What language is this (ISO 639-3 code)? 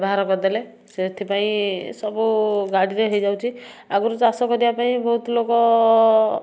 ori